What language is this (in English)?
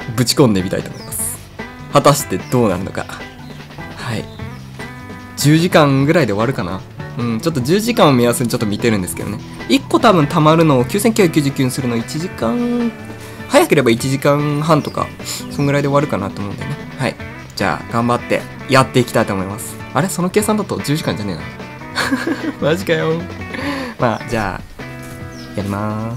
Japanese